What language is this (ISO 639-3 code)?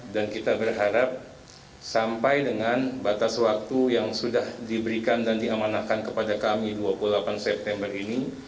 ind